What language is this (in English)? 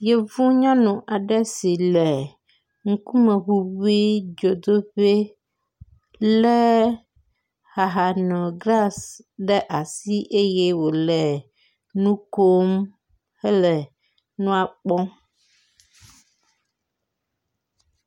Ewe